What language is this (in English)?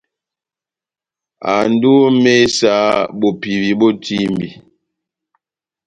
Batanga